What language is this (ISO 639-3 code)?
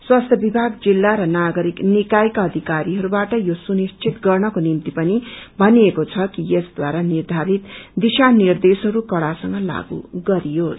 nep